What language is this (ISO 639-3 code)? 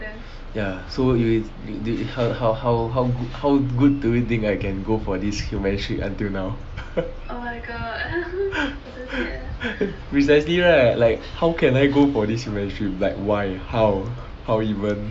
eng